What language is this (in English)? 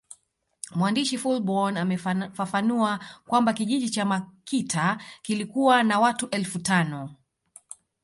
Swahili